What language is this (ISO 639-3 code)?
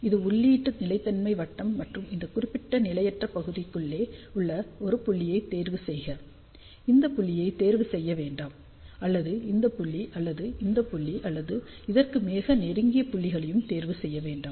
tam